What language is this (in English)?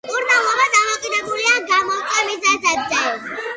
Georgian